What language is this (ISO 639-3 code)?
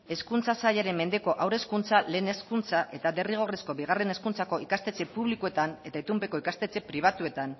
eus